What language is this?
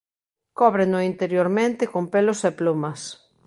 Galician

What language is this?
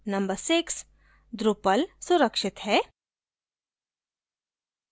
Hindi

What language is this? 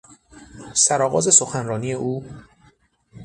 Persian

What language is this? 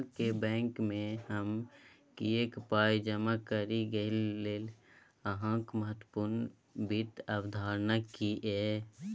Maithili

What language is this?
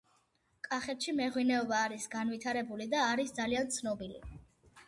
Georgian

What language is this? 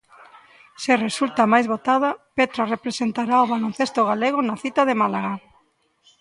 Galician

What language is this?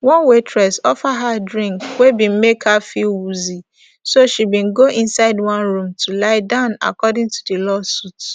Nigerian Pidgin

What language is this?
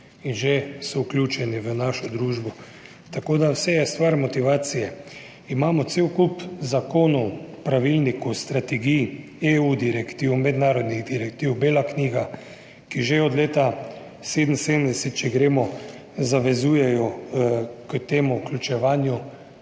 Slovenian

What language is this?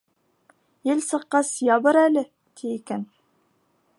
Bashkir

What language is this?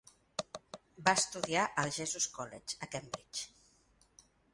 Catalan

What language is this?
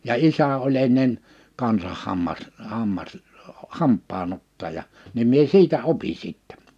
Finnish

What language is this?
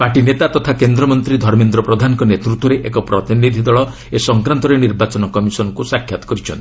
Odia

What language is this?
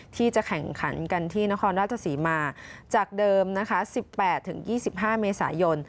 Thai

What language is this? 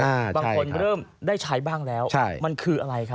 Thai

